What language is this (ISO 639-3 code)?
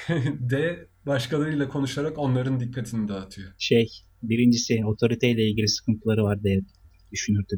tur